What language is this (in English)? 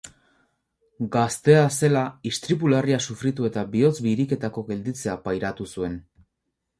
Basque